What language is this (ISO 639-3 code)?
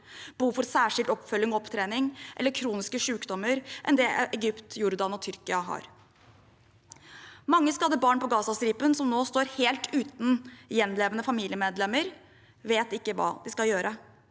nor